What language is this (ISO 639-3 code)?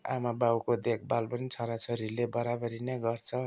nep